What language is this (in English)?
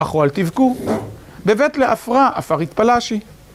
Hebrew